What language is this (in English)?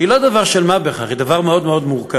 Hebrew